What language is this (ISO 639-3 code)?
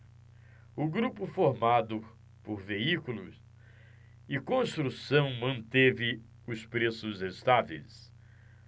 por